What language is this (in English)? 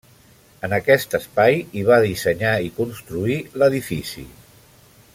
Catalan